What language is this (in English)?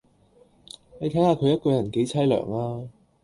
Cantonese